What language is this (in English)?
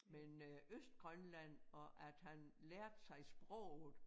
Danish